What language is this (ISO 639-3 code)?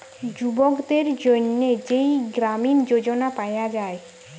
ben